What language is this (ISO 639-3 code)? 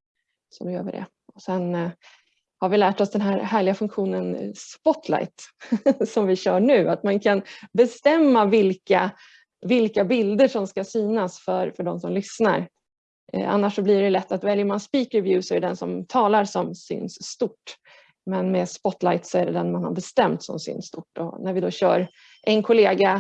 swe